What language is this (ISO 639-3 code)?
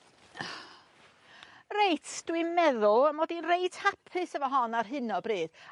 cym